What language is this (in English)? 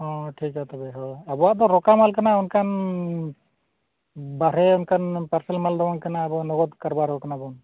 Santali